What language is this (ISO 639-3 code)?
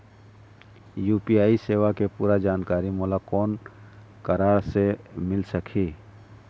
hne